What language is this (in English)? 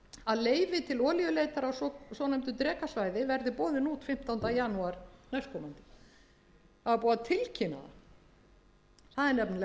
Icelandic